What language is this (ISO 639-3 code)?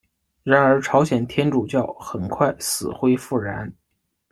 zho